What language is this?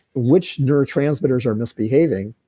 English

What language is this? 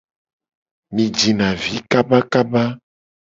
Gen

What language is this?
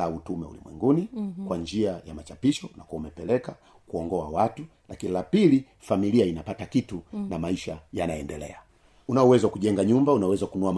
Swahili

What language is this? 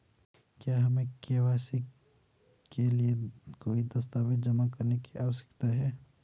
Hindi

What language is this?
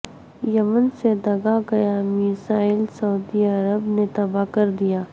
Urdu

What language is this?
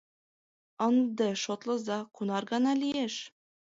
Mari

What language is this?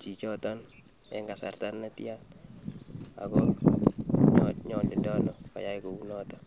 Kalenjin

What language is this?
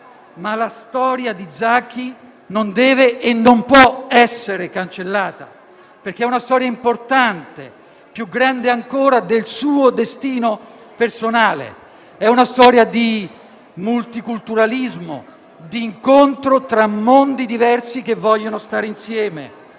Italian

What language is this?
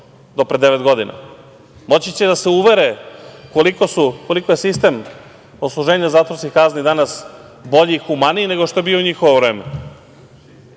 Serbian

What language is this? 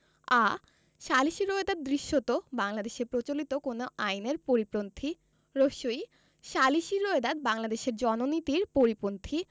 Bangla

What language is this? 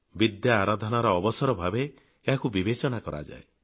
Odia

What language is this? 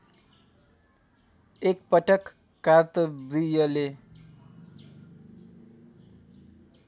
Nepali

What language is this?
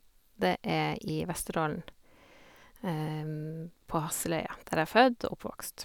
Norwegian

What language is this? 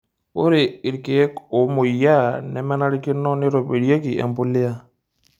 Masai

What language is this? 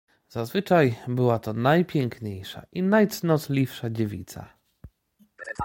Polish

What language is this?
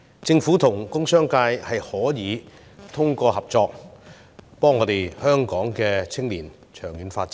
Cantonese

